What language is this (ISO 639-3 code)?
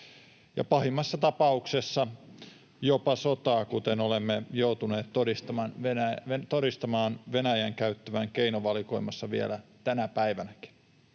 fin